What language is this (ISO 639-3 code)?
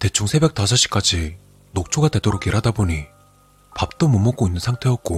kor